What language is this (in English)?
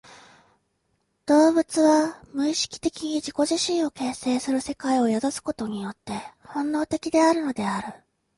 Japanese